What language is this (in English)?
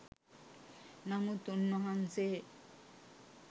Sinhala